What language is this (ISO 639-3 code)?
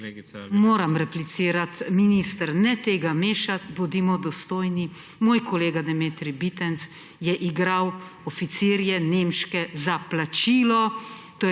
slv